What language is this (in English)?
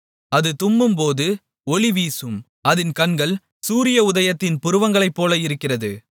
Tamil